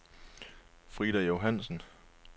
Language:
Danish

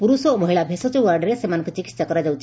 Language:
Odia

